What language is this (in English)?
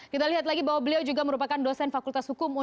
Indonesian